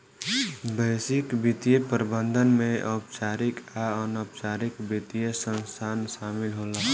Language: Bhojpuri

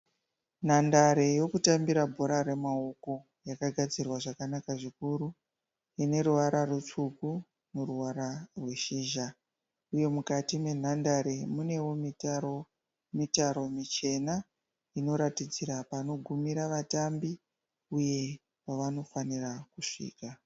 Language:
Shona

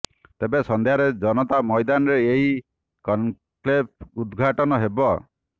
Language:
Odia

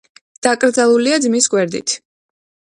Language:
Georgian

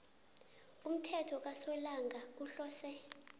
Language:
South Ndebele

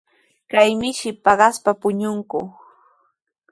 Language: Sihuas Ancash Quechua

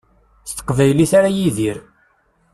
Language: Kabyle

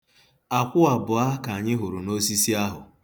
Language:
Igbo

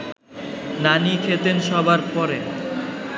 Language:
Bangla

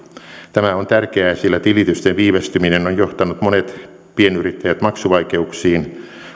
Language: Finnish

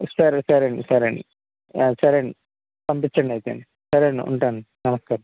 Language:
Telugu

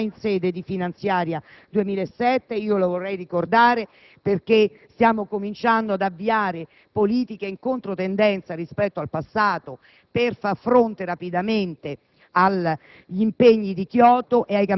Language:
Italian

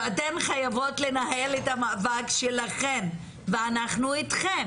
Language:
Hebrew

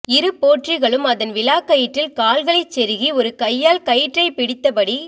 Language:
Tamil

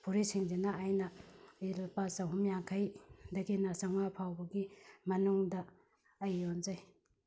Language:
Manipuri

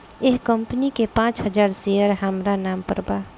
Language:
Bhojpuri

